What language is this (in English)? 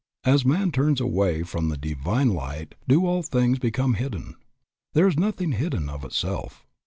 English